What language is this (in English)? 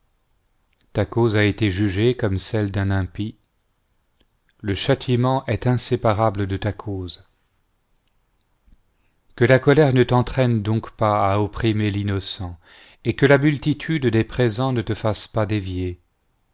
French